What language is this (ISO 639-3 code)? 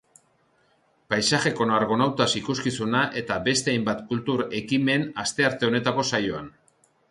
eus